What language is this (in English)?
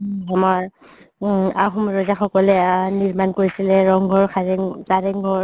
Assamese